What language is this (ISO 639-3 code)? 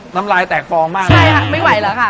tha